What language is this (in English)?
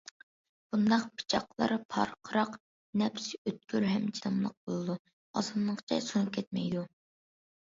Uyghur